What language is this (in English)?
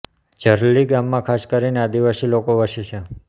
Gujarati